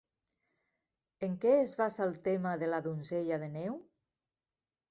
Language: Catalan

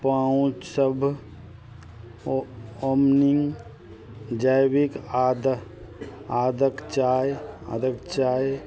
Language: Maithili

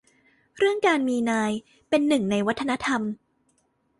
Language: Thai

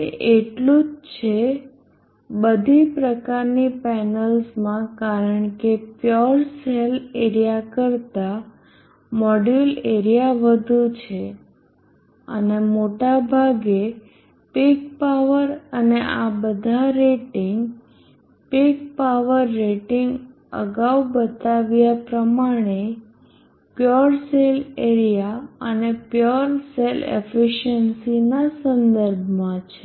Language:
Gujarati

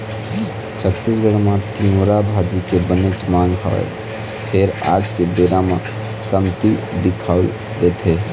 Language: Chhattisgarhi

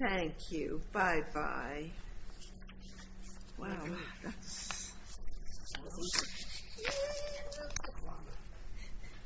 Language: English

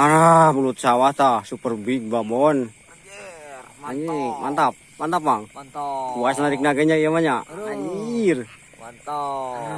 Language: Indonesian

